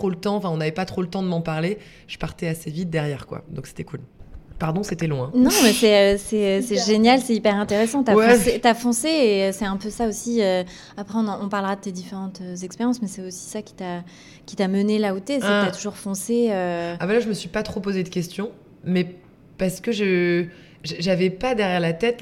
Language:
French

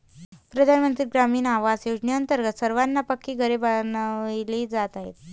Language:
Marathi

